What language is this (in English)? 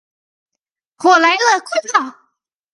Chinese